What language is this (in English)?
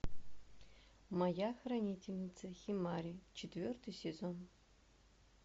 Russian